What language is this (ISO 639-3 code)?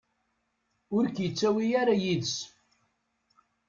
kab